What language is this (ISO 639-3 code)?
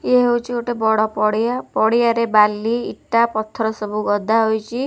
ori